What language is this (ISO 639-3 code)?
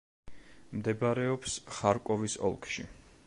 kat